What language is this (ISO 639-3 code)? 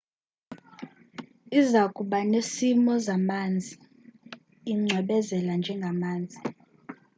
xho